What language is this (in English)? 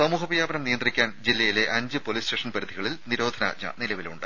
Malayalam